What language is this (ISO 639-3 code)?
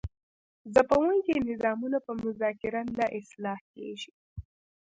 pus